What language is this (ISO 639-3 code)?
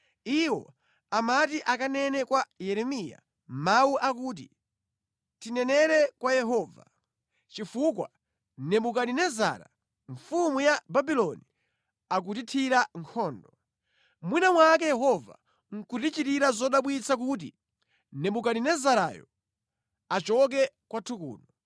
nya